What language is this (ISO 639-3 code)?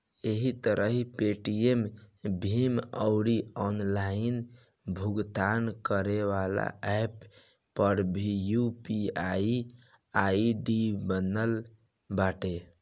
bho